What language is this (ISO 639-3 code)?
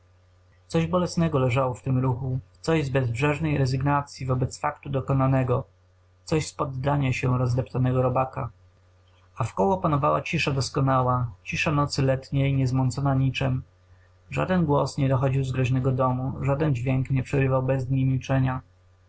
pol